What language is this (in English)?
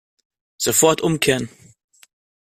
German